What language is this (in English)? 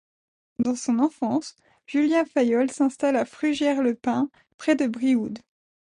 French